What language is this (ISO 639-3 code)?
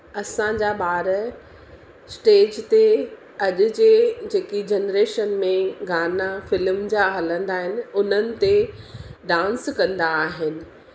snd